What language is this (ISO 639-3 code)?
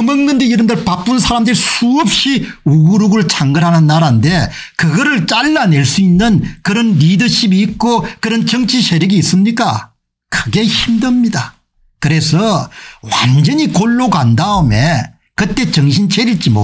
kor